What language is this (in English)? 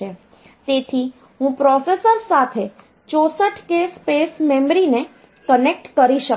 Gujarati